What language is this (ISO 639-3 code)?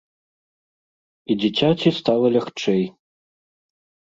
bel